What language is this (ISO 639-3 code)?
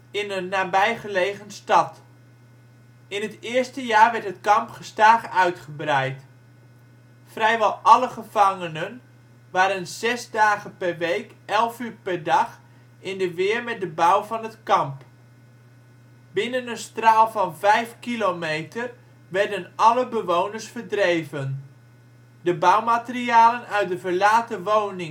nld